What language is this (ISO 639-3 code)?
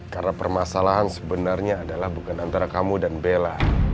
ind